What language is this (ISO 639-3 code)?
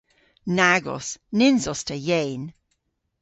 cor